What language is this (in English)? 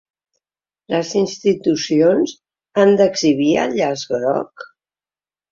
Catalan